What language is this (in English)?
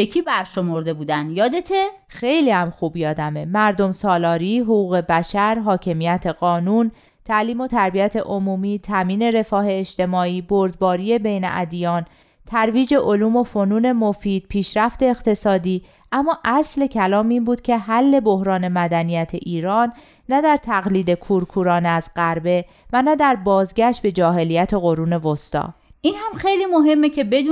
Persian